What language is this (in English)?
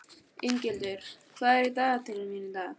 Icelandic